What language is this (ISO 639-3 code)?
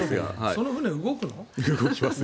jpn